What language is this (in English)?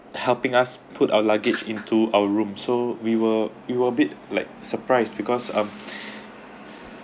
English